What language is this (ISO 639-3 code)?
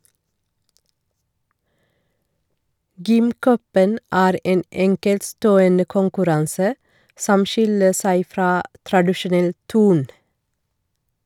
nor